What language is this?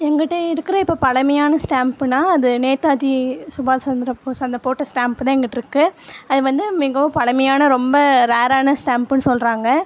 Tamil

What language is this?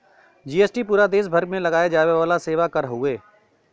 Bhojpuri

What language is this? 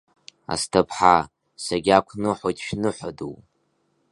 Abkhazian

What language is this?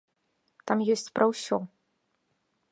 Belarusian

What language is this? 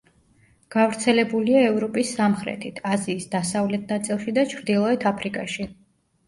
Georgian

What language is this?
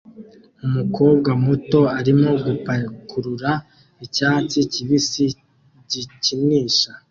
Kinyarwanda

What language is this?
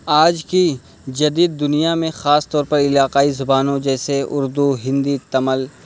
Urdu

